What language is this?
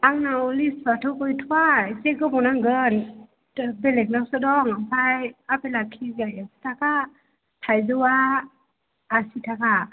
Bodo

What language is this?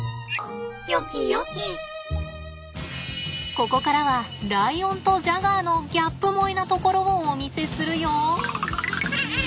Japanese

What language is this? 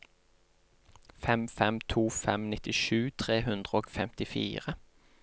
Norwegian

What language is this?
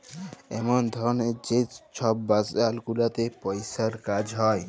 Bangla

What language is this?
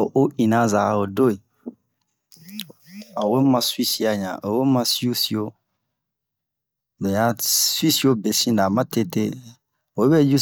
Bomu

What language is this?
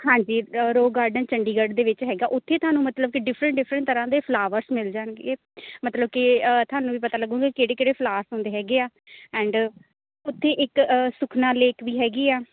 Punjabi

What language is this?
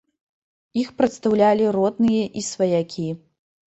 Belarusian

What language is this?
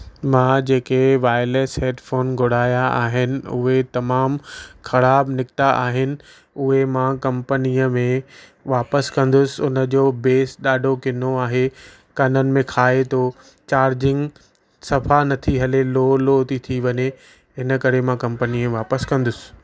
Sindhi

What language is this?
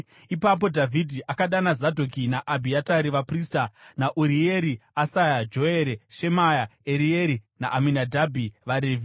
Shona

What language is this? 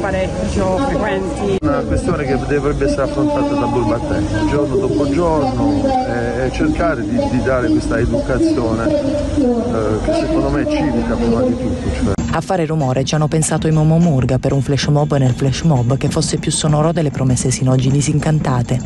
Italian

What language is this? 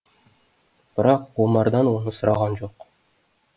Kazakh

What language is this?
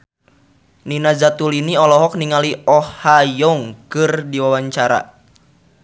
Sundanese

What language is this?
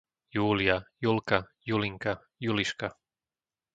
Slovak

